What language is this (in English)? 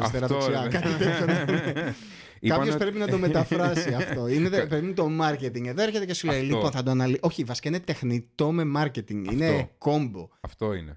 Greek